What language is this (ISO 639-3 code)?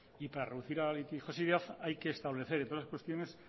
spa